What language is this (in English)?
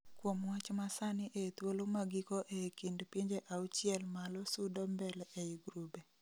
Luo (Kenya and Tanzania)